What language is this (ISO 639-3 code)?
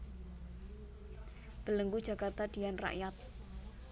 jav